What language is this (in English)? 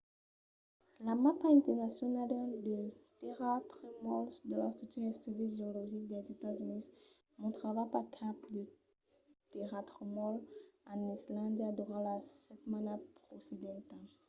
Occitan